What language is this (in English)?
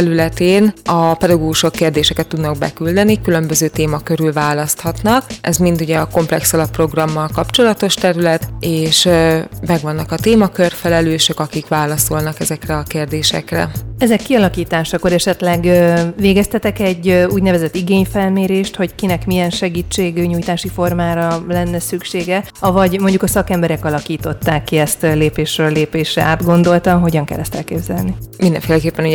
Hungarian